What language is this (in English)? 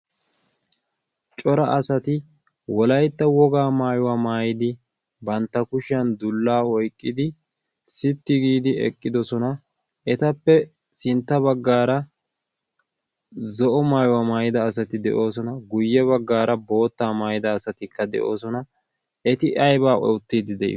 Wolaytta